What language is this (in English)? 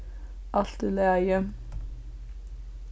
Faroese